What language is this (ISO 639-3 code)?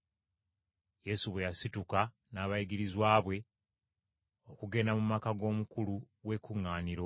lug